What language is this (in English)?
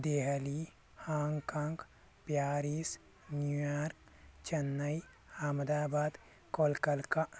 Kannada